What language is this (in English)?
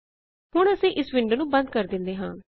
Punjabi